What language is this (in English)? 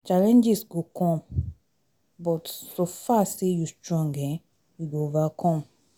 Nigerian Pidgin